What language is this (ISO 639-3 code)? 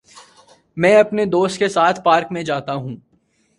urd